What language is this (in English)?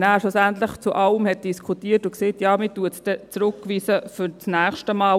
Swiss German